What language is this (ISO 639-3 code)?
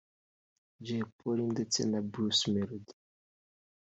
kin